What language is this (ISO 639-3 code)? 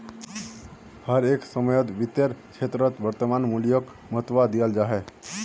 mag